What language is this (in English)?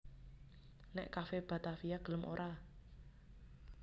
Javanese